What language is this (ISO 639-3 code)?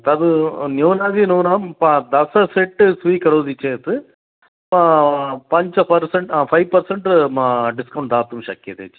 san